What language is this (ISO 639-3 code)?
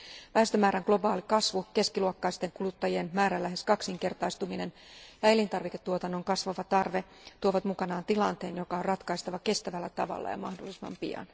fin